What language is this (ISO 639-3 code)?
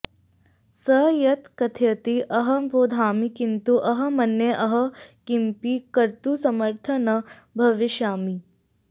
san